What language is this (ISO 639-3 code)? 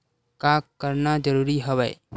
hne